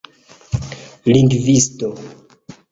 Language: Esperanto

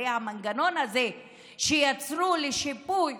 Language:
Hebrew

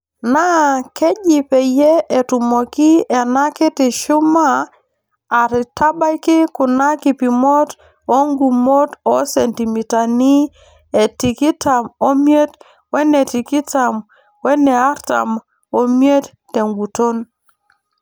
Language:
Masai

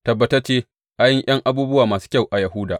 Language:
Hausa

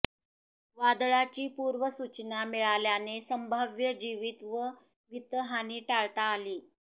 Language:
Marathi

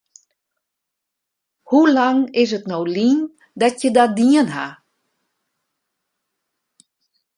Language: Western Frisian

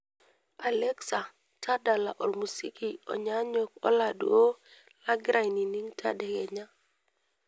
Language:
Masai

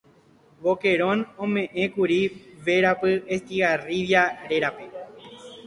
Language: Guarani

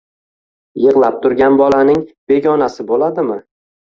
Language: Uzbek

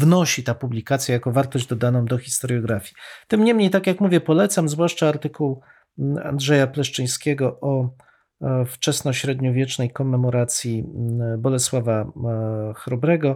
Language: Polish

